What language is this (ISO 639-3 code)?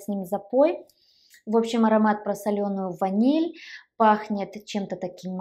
rus